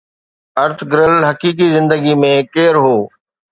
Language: Sindhi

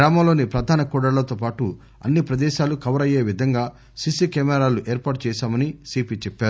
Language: Telugu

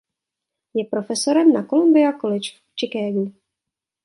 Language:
Czech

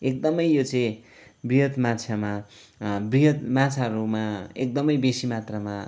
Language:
Nepali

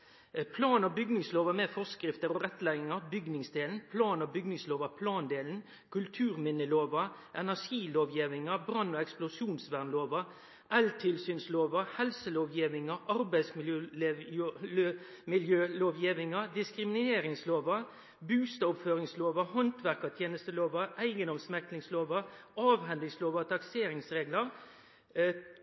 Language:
Norwegian Nynorsk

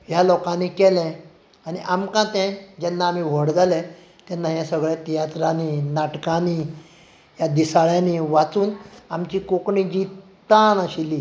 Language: Konkani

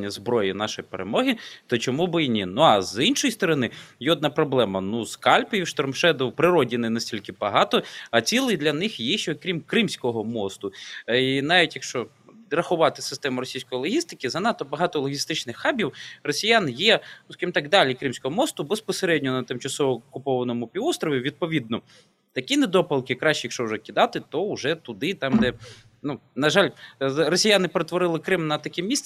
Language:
Ukrainian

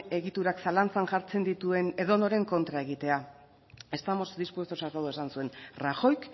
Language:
Basque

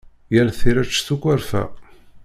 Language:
Kabyle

